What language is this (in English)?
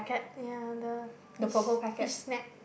English